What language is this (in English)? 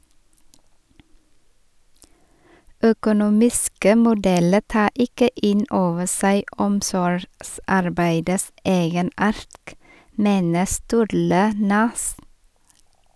Norwegian